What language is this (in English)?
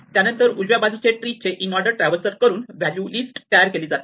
Marathi